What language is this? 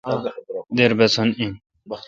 Kalkoti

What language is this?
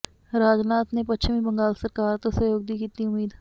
Punjabi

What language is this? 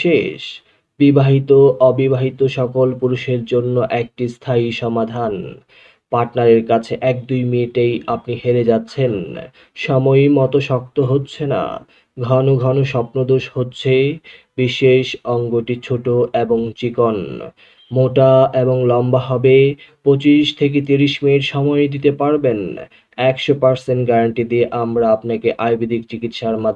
Bangla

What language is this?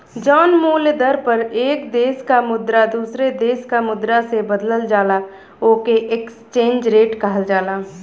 Bhojpuri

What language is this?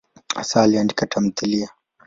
Swahili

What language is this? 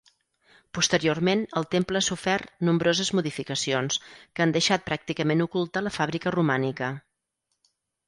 Catalan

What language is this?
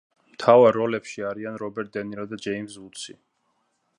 Georgian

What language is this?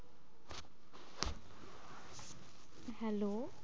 Bangla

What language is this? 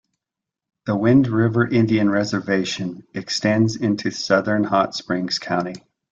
English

